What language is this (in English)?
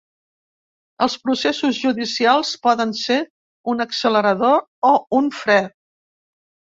Catalan